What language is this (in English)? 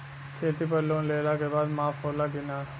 Bhojpuri